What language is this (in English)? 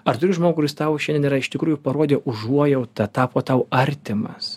Lithuanian